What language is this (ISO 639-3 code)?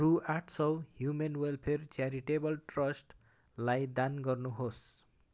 nep